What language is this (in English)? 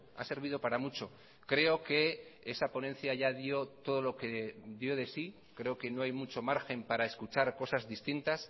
Spanish